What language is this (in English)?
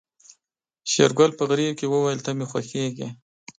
Pashto